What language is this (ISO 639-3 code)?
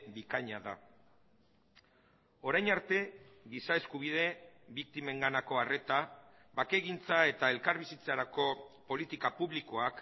eus